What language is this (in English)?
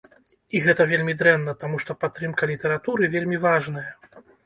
Belarusian